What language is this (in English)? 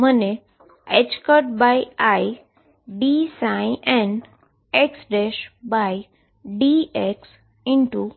Gujarati